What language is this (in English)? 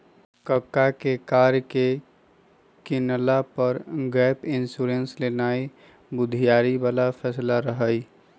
Magahi